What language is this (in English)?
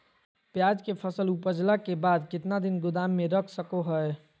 Magahi